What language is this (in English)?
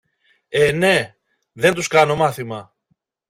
Greek